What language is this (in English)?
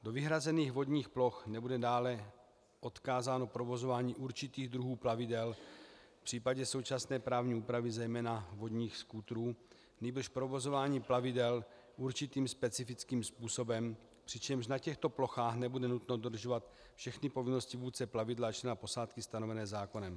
Czech